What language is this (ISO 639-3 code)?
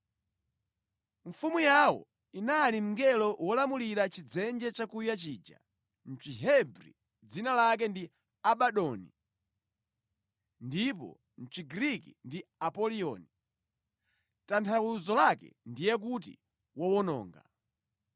nya